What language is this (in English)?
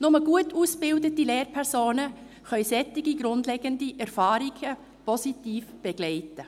Swiss German